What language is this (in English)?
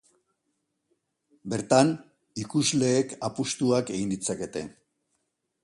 Basque